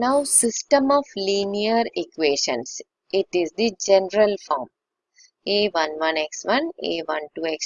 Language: English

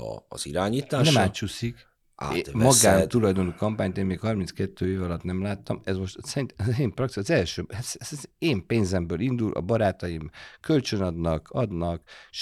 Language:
Hungarian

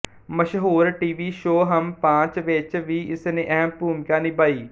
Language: Punjabi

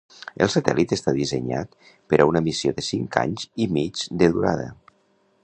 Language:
Catalan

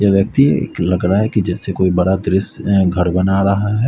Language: Hindi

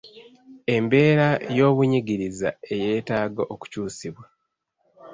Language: Ganda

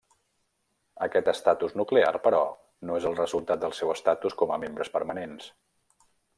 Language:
Catalan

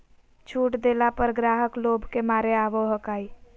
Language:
Magahi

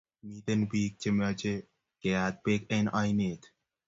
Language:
Kalenjin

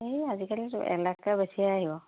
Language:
Assamese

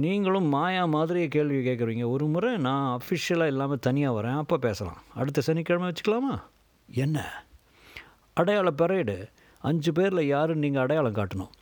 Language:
Tamil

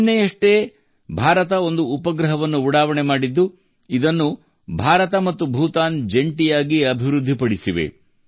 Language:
Kannada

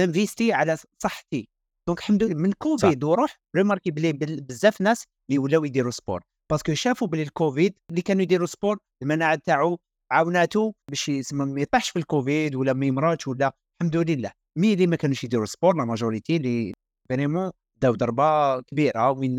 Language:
Arabic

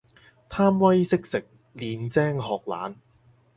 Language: Cantonese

